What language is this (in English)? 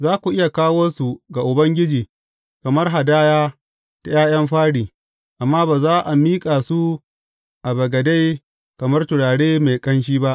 Hausa